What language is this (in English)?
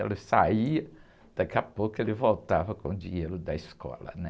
Portuguese